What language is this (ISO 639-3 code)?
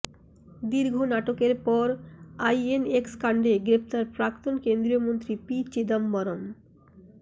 ben